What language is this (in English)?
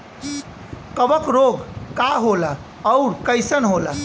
Bhojpuri